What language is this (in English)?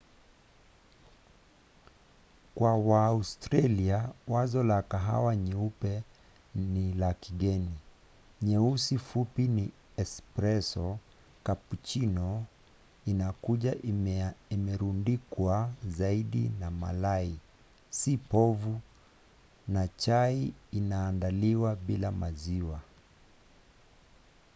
Swahili